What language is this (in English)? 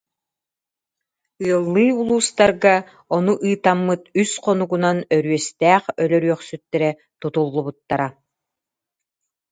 Yakut